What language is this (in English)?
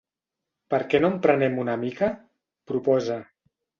Catalan